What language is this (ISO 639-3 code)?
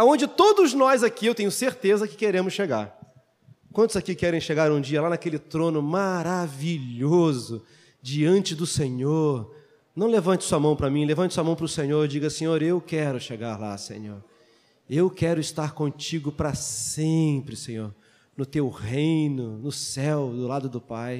por